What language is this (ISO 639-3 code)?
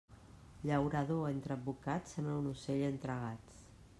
cat